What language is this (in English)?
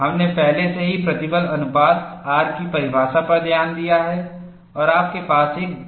Hindi